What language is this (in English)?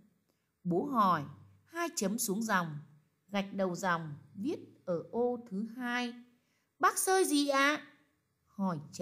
Vietnamese